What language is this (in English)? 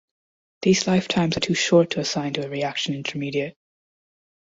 English